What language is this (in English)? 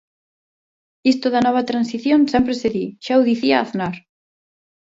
Galician